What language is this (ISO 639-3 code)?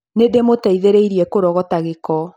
kik